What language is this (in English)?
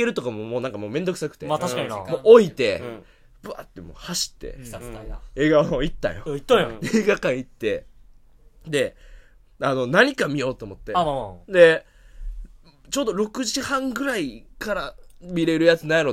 Japanese